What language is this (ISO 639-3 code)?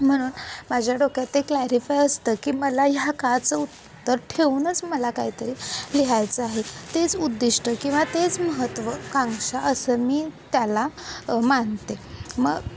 mar